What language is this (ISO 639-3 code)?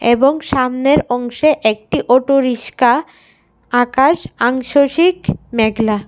ben